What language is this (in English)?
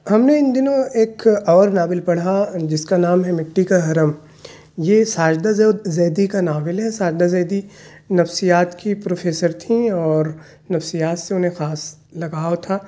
Urdu